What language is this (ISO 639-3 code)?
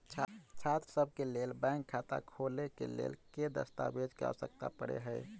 mai